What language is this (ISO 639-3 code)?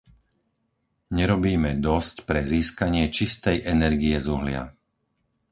slk